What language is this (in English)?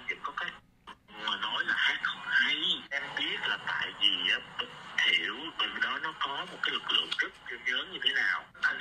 Vietnamese